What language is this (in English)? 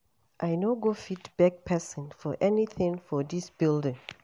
Nigerian Pidgin